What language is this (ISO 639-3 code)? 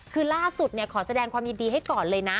tha